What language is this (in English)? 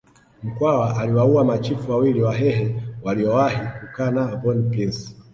Swahili